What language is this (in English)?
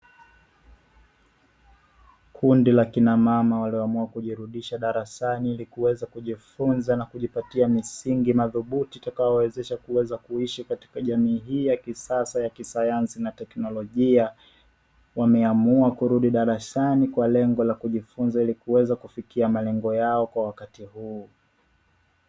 Swahili